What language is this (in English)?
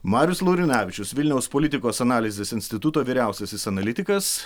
Lithuanian